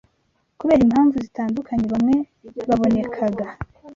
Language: Kinyarwanda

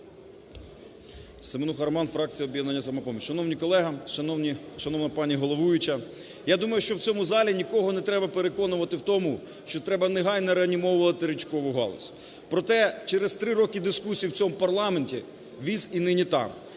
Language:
Ukrainian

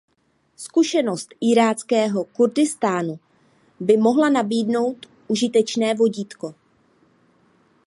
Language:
Czech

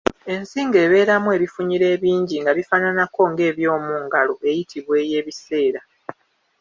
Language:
Ganda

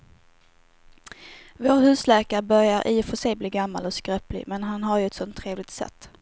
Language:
Swedish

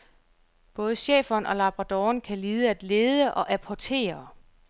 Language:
Danish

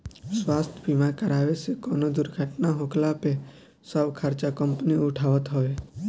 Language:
Bhojpuri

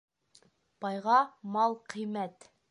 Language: Bashkir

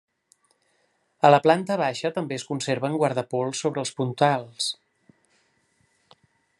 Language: Catalan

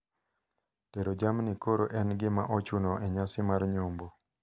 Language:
Luo (Kenya and Tanzania)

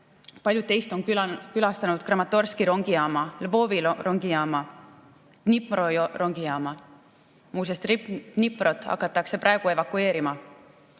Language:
Estonian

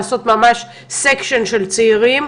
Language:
Hebrew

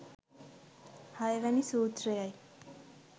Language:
Sinhala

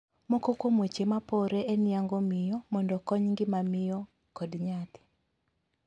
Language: Luo (Kenya and Tanzania)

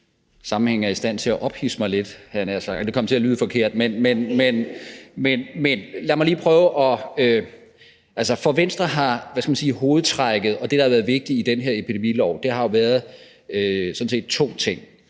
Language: Danish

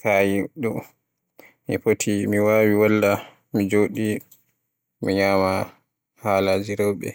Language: Borgu Fulfulde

